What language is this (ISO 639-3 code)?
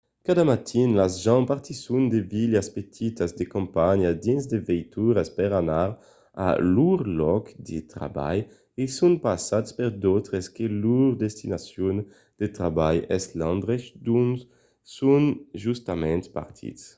oci